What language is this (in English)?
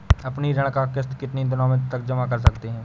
Hindi